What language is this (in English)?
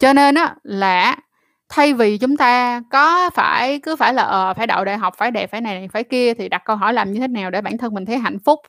Vietnamese